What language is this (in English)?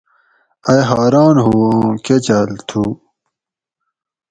Gawri